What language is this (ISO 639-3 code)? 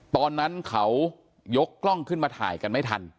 tha